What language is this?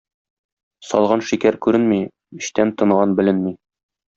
Tatar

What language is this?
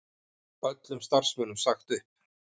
Icelandic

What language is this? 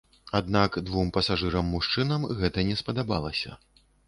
Belarusian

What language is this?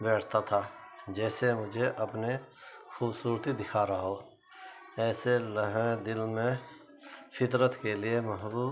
Urdu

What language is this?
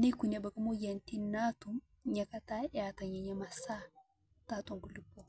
Masai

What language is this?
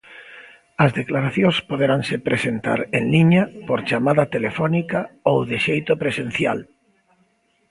Galician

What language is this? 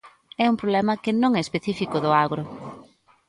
Galician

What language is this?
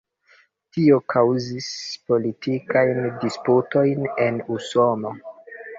Esperanto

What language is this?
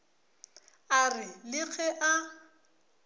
Northern Sotho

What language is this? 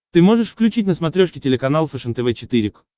Russian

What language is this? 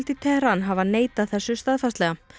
Icelandic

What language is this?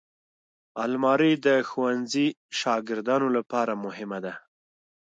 Pashto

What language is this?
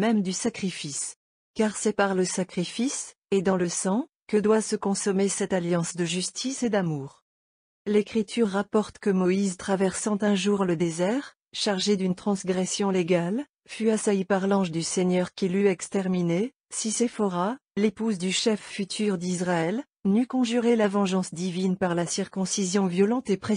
French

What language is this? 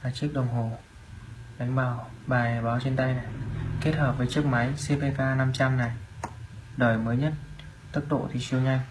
Vietnamese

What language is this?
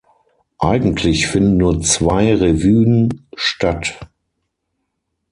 German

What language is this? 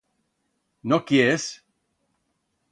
Aragonese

